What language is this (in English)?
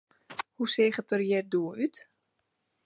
Western Frisian